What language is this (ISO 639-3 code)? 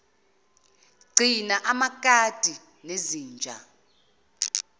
zul